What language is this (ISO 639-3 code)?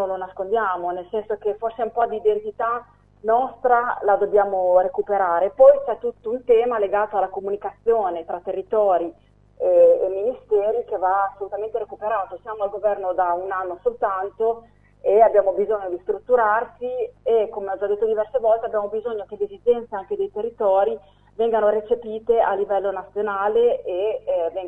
ita